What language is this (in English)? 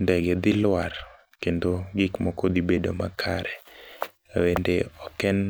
Luo (Kenya and Tanzania)